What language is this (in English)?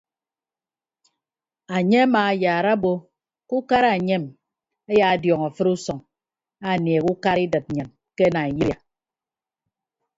Ibibio